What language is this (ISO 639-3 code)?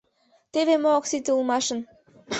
chm